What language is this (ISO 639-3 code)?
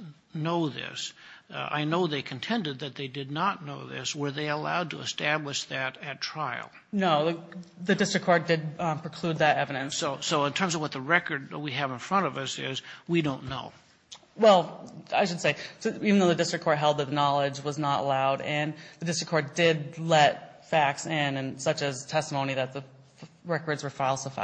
eng